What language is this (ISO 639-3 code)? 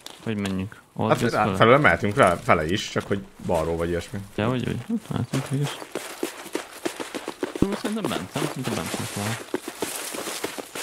hun